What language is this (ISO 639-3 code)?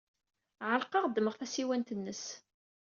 kab